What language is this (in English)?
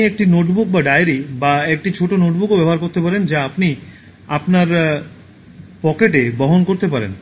Bangla